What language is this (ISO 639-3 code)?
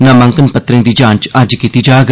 doi